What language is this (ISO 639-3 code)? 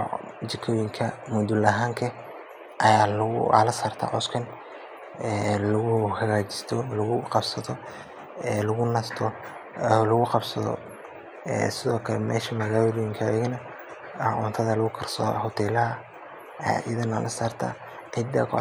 som